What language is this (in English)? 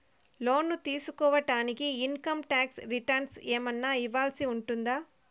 Telugu